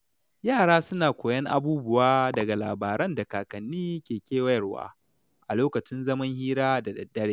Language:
Hausa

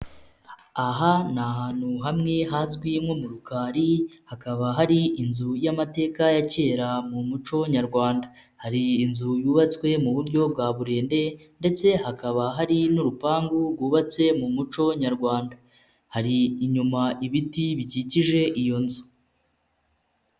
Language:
Kinyarwanda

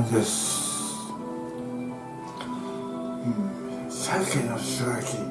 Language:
Japanese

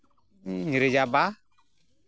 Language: Santali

